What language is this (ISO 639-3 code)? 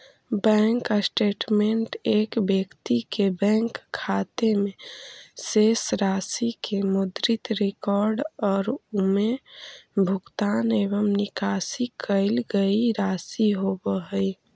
mag